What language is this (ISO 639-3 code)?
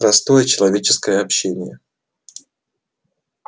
rus